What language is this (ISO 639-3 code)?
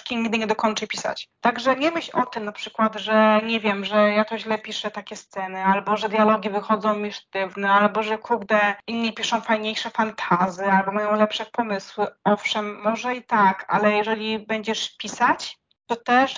pol